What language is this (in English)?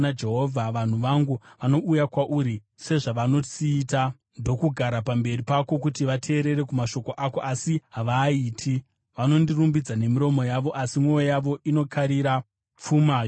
Shona